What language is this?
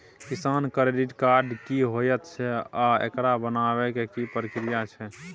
Maithili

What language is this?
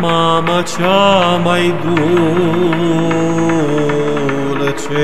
Romanian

